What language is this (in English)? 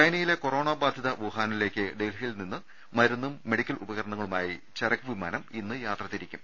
Malayalam